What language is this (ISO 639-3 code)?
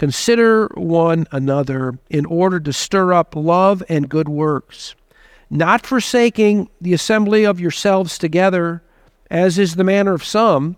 eng